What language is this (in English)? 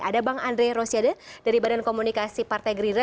Indonesian